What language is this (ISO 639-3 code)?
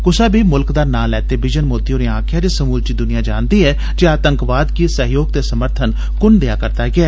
doi